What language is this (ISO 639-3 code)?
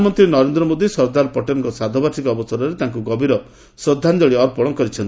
ori